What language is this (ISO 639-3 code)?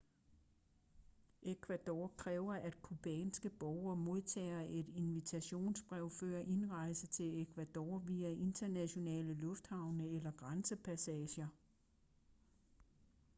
dan